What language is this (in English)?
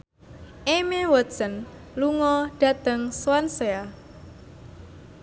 Javanese